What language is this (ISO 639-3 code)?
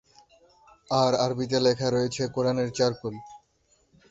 ben